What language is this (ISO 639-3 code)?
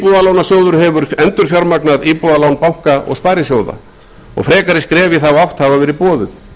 isl